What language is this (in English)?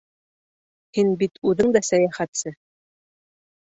Bashkir